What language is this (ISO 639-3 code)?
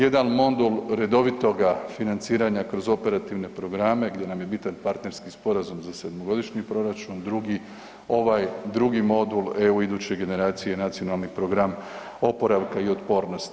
hrv